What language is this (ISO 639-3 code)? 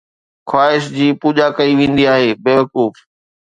snd